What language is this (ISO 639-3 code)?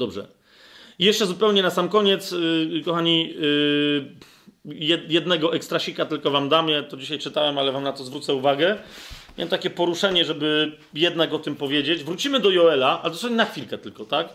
pol